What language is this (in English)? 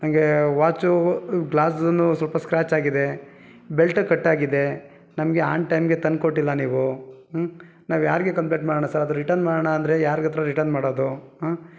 Kannada